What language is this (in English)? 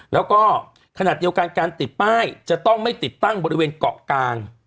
Thai